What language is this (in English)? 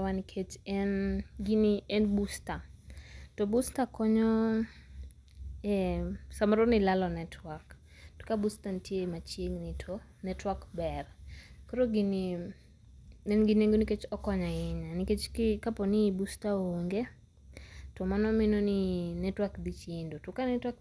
Luo (Kenya and Tanzania)